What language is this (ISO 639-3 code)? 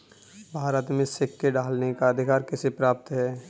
hin